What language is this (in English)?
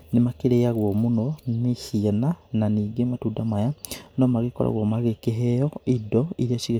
Kikuyu